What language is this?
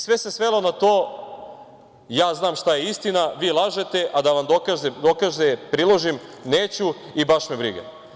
Serbian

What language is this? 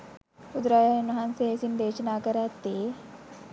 Sinhala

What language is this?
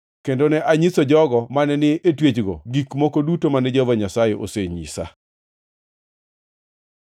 Luo (Kenya and Tanzania)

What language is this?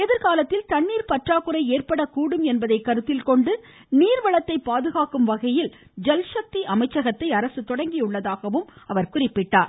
Tamil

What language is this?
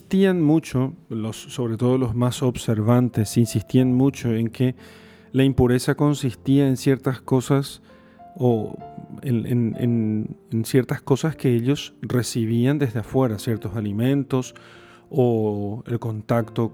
Spanish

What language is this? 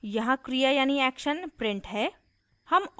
Hindi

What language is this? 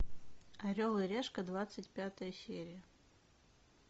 Russian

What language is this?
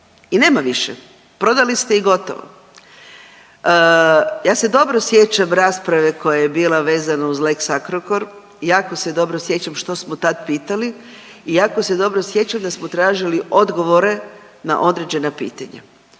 Croatian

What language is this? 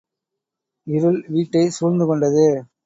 Tamil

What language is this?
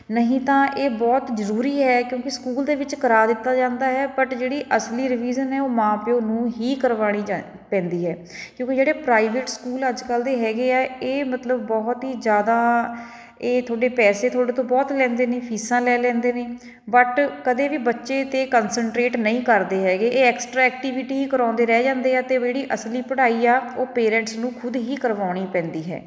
Punjabi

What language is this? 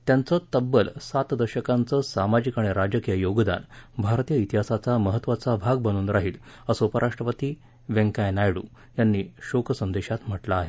Marathi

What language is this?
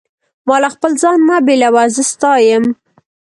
Pashto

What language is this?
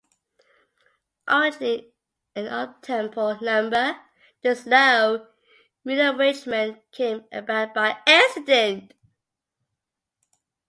English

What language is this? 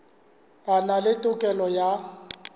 Southern Sotho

